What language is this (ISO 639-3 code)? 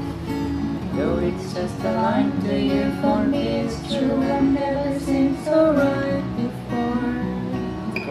jpn